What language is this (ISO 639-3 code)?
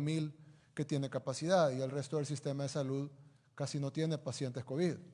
spa